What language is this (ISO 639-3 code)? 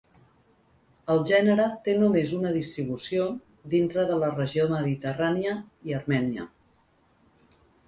cat